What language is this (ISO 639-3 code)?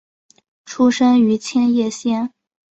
zho